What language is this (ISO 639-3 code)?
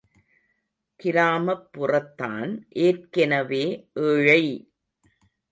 tam